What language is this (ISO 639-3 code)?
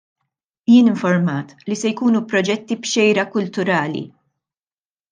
mlt